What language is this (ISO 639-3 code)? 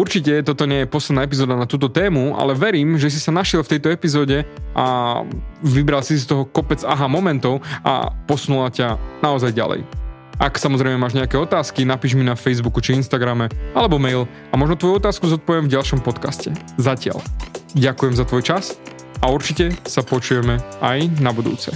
slk